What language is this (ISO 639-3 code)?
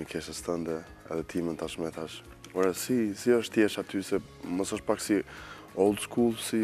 ron